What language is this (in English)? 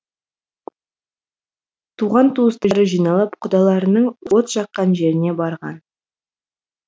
Kazakh